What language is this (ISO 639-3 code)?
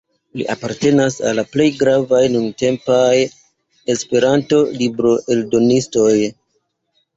epo